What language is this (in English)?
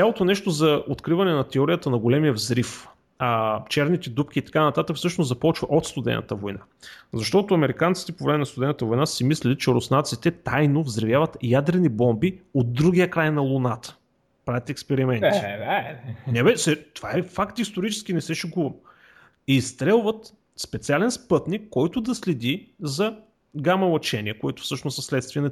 Bulgarian